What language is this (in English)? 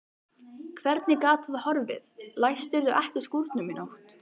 Icelandic